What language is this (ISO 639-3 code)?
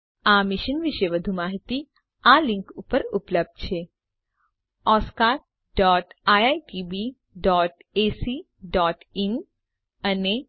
guj